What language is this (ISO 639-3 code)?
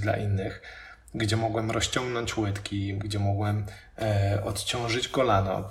pol